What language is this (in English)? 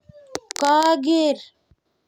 Kalenjin